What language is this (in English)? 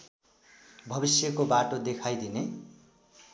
Nepali